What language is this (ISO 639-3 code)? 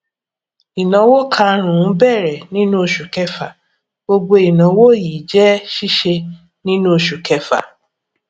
yor